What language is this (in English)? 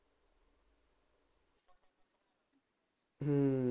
Punjabi